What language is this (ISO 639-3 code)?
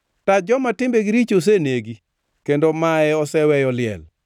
luo